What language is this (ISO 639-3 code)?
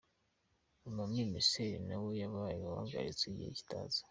kin